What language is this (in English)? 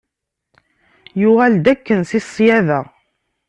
Kabyle